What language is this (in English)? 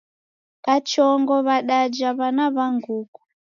Taita